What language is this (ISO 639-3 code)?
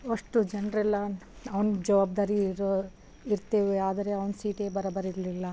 kan